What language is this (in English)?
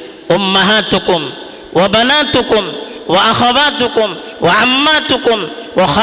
Urdu